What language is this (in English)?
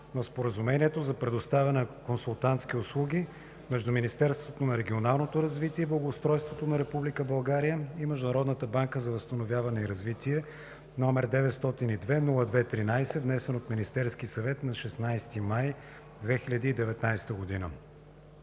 Bulgarian